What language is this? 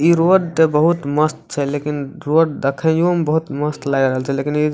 Maithili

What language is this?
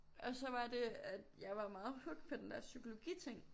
Danish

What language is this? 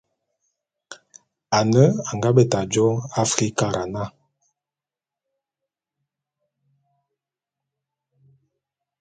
Bulu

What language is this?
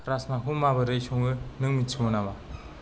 Bodo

